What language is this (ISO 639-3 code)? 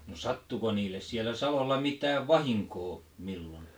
fin